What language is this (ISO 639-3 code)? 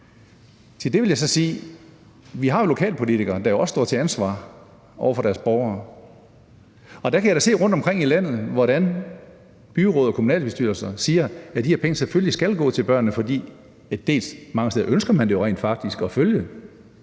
dan